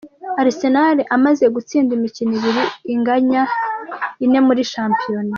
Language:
Kinyarwanda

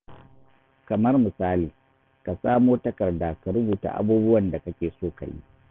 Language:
Hausa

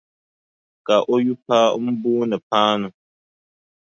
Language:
Dagbani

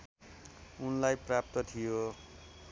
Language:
Nepali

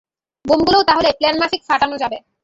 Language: Bangla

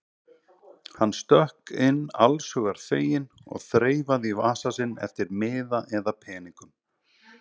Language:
Icelandic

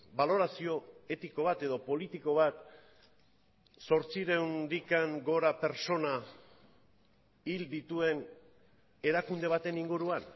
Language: Basque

